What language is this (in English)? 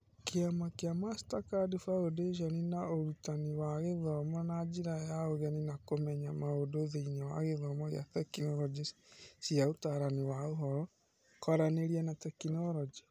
Kikuyu